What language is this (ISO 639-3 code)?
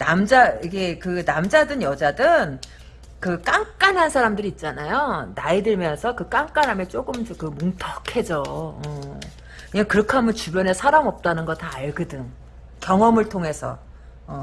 kor